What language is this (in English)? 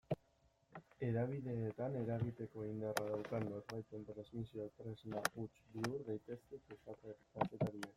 Basque